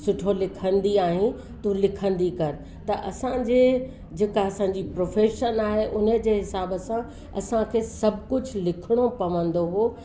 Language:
Sindhi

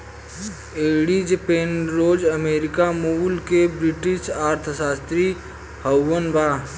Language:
Bhojpuri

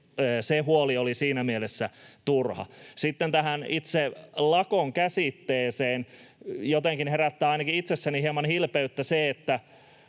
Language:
Finnish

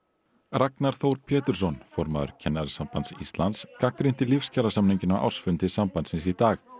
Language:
Icelandic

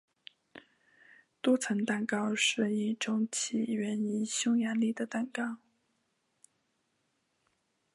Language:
Chinese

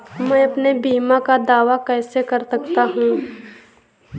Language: Hindi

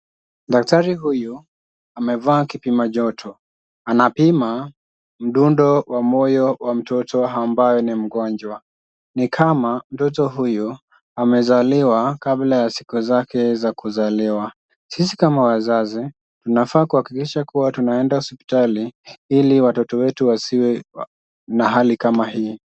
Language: Swahili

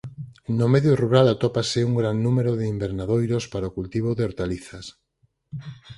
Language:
Galician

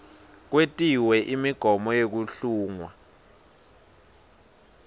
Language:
Swati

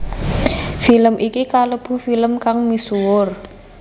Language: Javanese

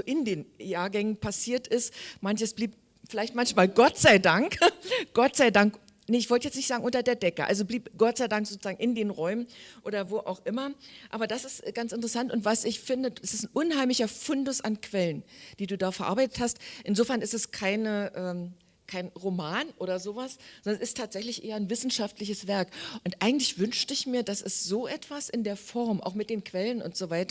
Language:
German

